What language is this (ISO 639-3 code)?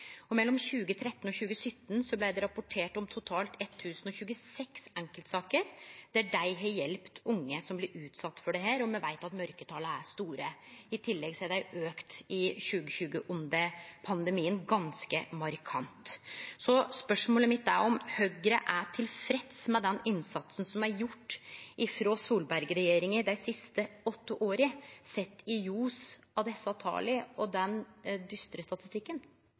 nno